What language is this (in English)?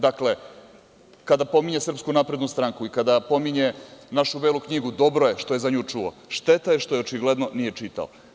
Serbian